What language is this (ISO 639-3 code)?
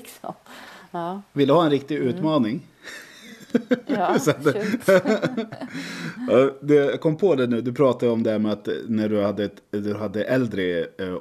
swe